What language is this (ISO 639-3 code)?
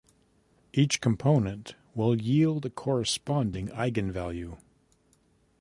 eng